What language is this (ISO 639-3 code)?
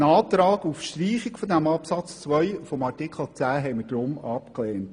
gsw